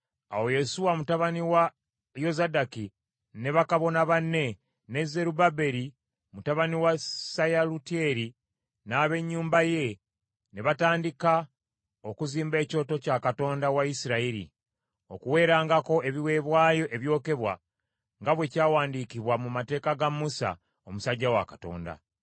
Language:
Ganda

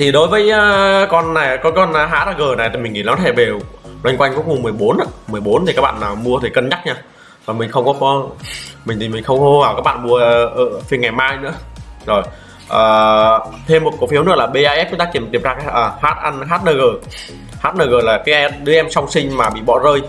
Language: Vietnamese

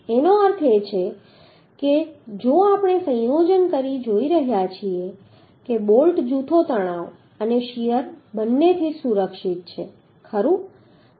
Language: Gujarati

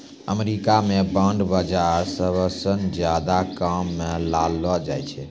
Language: Maithili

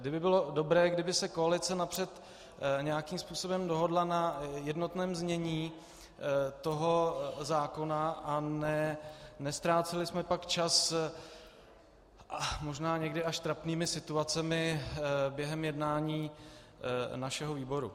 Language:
Czech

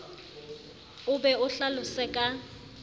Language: Southern Sotho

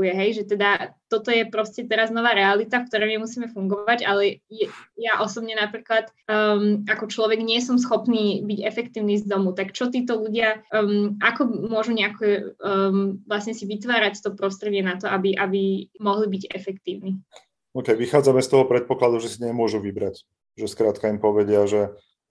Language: Slovak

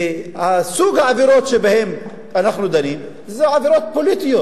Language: Hebrew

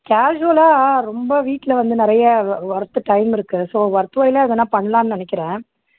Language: Tamil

